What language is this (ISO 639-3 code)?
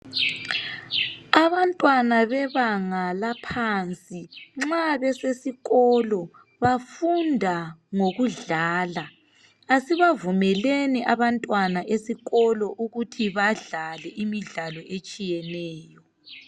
nde